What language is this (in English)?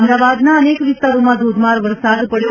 Gujarati